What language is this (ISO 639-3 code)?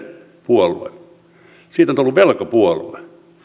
fin